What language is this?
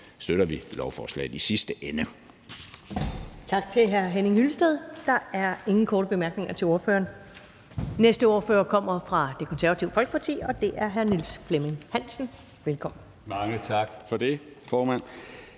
Danish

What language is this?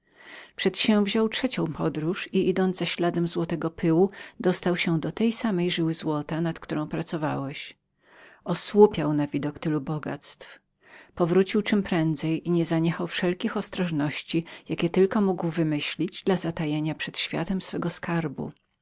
Polish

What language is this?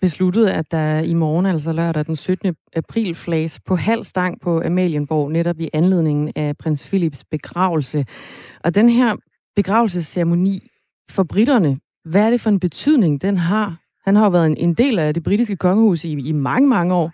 Danish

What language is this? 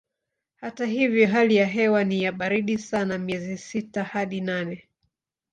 Swahili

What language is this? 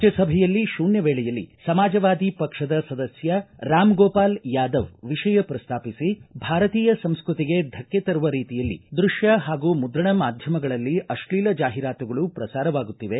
Kannada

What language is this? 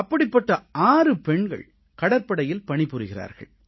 Tamil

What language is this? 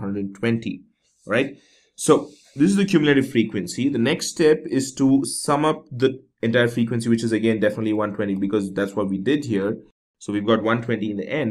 English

